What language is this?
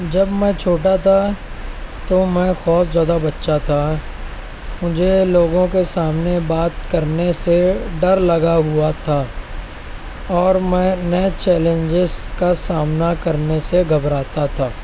Urdu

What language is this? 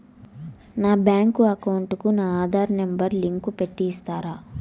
Telugu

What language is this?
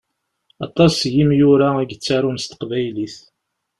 Kabyle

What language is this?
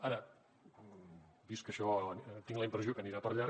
Catalan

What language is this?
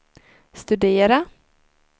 Swedish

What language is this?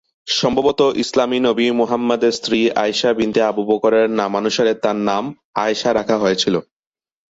Bangla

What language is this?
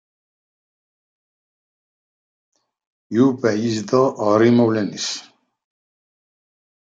Kabyle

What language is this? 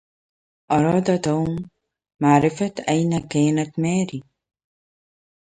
Arabic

